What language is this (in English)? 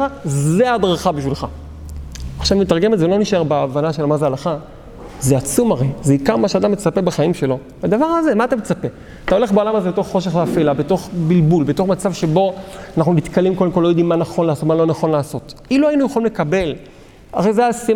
Hebrew